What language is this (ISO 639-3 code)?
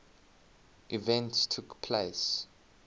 eng